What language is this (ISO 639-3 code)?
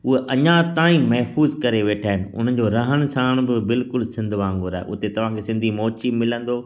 snd